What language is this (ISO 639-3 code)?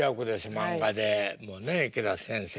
jpn